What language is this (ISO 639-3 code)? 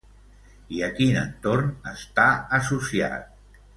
cat